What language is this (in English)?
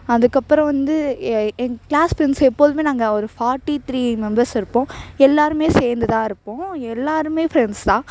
Tamil